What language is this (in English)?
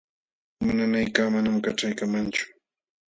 Jauja Wanca Quechua